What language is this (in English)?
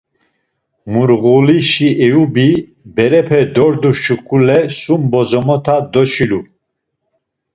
Laz